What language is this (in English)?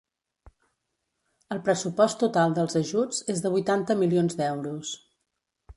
Catalan